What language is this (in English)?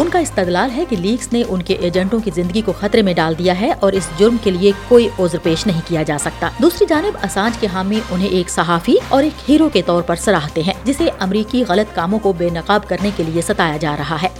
Urdu